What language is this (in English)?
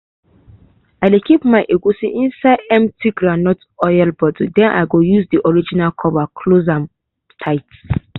Nigerian Pidgin